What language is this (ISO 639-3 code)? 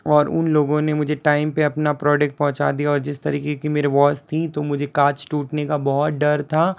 hin